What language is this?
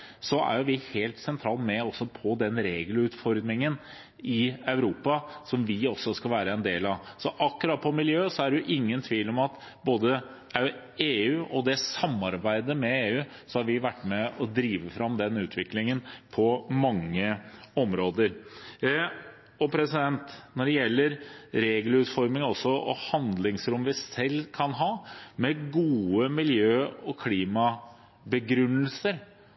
Norwegian Bokmål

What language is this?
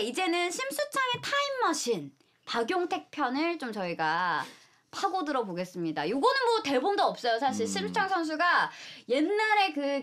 Korean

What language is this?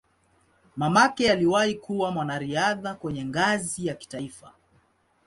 Swahili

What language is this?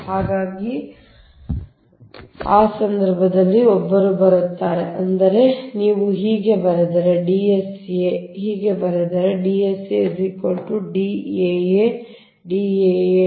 Kannada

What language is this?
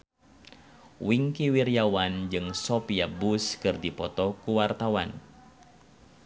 Sundanese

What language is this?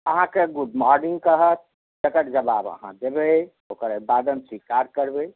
Maithili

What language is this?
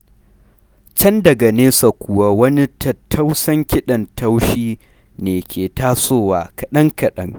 Hausa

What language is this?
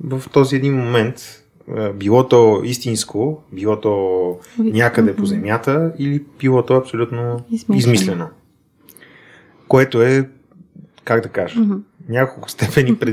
Bulgarian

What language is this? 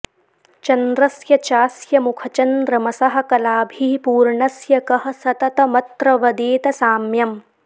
Sanskrit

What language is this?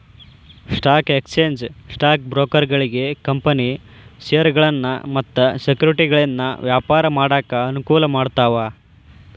Kannada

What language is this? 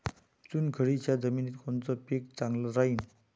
Marathi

